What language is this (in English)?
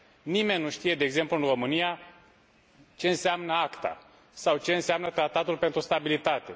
Romanian